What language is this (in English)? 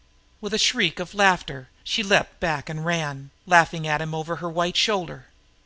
English